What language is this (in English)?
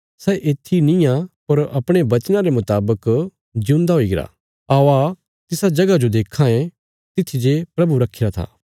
Bilaspuri